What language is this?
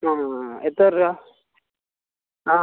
Malayalam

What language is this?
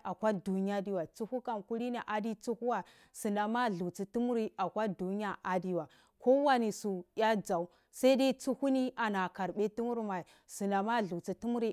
Cibak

